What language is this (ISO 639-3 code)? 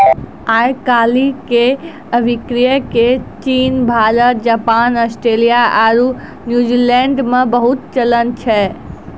mai